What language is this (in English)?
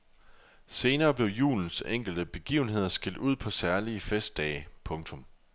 Danish